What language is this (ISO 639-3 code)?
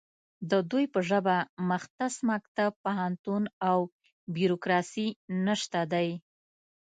pus